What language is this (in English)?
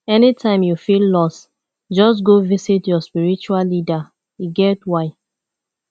Nigerian Pidgin